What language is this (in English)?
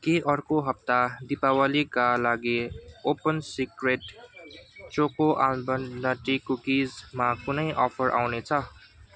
Nepali